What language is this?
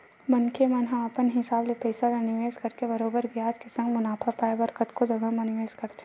Chhattisgarhi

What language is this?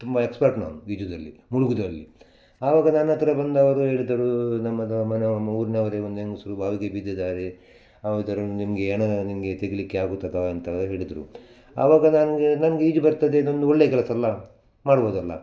Kannada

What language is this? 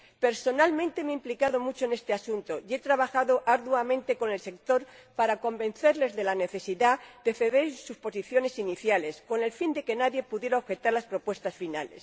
Spanish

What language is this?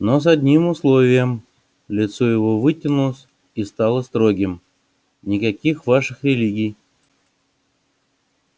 Russian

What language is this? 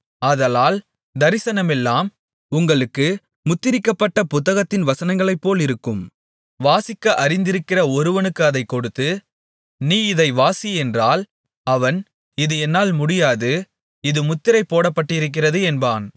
Tamil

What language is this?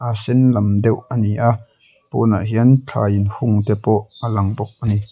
Mizo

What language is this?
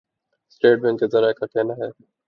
Urdu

